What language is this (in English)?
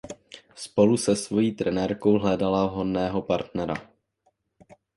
Czech